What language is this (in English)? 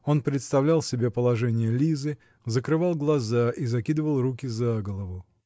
Russian